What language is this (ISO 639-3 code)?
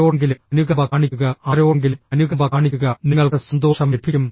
mal